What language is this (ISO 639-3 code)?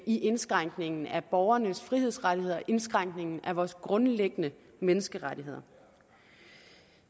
dan